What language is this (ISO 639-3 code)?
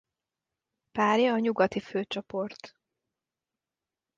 hun